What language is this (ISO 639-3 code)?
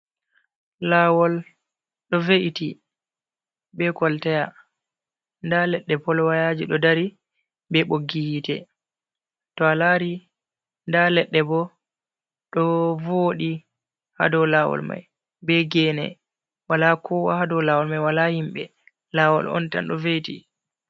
ful